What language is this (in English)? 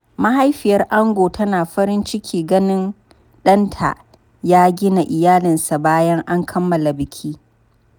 Hausa